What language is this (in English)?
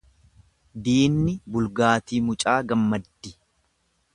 Oromo